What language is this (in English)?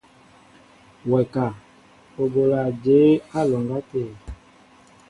Mbo (Cameroon)